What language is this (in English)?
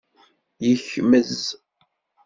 Kabyle